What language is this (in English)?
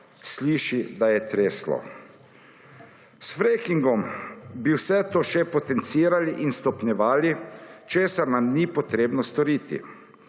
Slovenian